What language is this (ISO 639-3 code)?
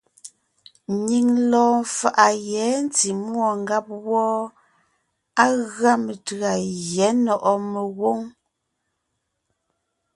nnh